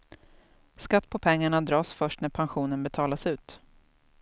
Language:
Swedish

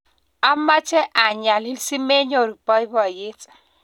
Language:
Kalenjin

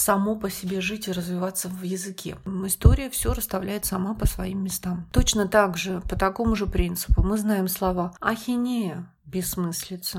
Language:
Russian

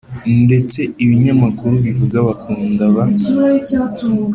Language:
Kinyarwanda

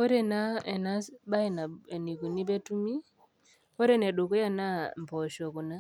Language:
Masai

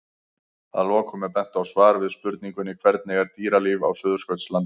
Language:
Icelandic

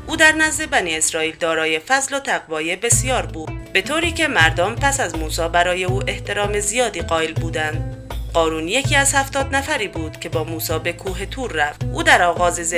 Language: Persian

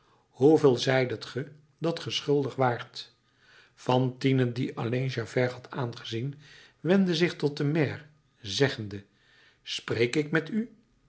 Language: Dutch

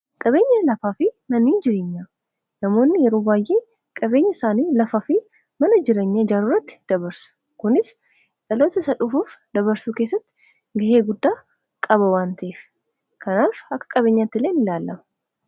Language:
Oromo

